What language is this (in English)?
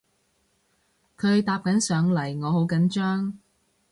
Cantonese